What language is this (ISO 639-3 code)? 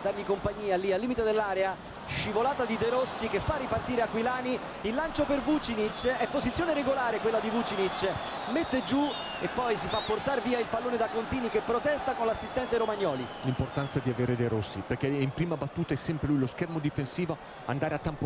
ita